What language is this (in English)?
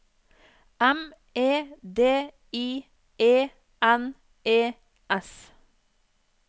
Norwegian